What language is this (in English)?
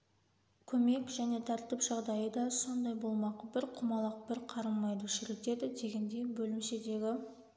Kazakh